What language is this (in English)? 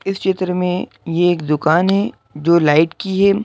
Hindi